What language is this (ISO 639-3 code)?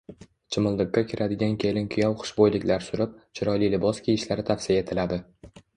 uzb